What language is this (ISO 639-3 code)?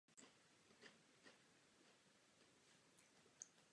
ces